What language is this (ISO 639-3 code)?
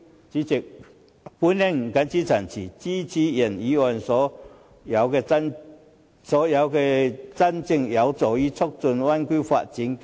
yue